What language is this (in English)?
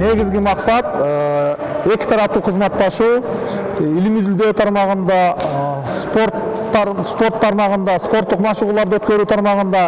Turkish